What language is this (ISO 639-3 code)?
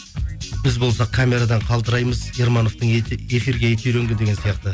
kaz